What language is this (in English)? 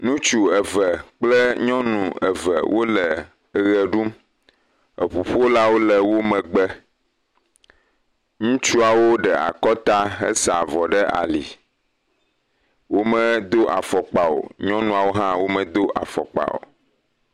Ewe